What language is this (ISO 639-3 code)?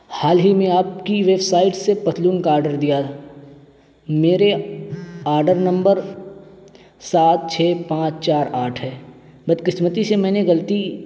urd